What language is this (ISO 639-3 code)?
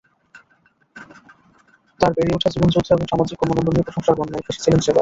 ben